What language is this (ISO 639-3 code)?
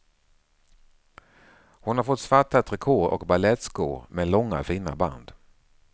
swe